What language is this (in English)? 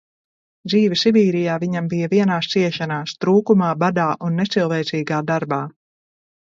Latvian